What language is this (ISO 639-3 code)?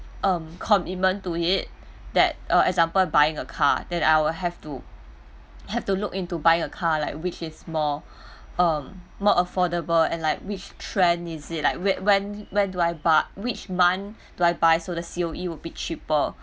eng